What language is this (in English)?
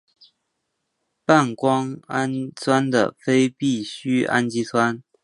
Chinese